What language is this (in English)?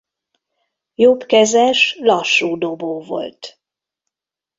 Hungarian